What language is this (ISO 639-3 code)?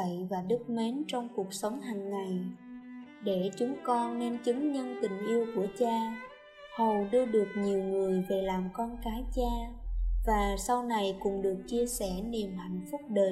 vie